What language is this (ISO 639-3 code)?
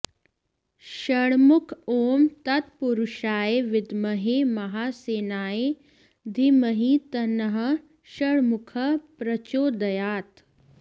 san